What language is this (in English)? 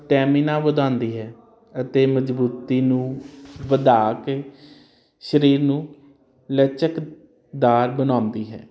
Punjabi